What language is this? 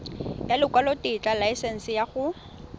Tswana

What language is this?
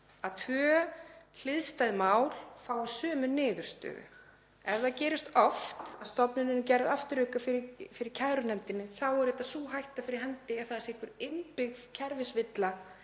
Icelandic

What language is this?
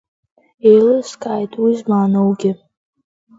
Abkhazian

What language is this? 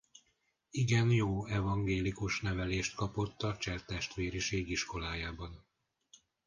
Hungarian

